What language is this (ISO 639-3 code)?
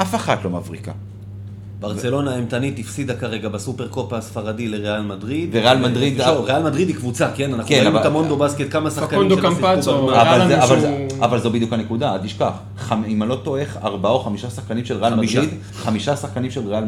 heb